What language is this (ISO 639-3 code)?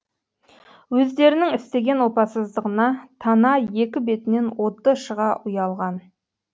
kaz